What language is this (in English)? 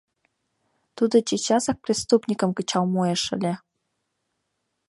Mari